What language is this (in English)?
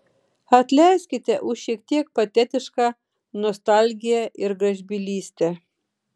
Lithuanian